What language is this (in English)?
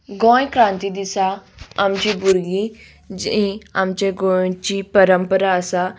Konkani